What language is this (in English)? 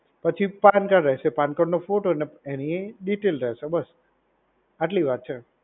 Gujarati